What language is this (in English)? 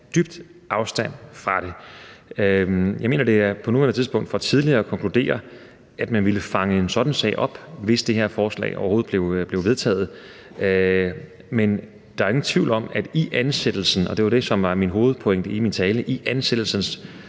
Danish